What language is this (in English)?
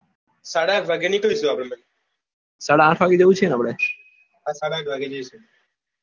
Gujarati